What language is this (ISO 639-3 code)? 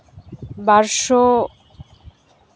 sat